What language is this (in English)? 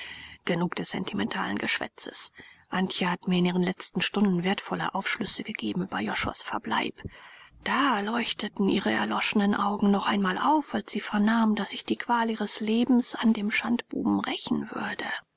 German